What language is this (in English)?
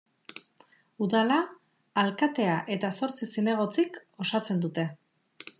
Basque